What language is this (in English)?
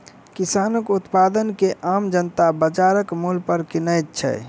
Maithili